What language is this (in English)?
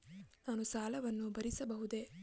Kannada